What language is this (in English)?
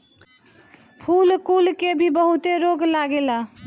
Bhojpuri